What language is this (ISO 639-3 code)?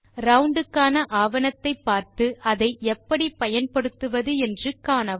tam